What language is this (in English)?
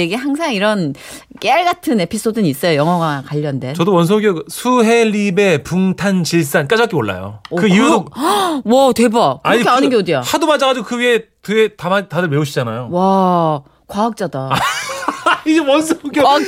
Korean